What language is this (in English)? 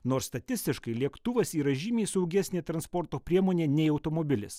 Lithuanian